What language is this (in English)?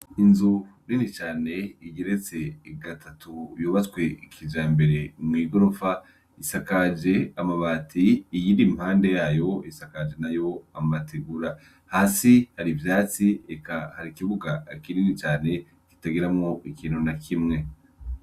Rundi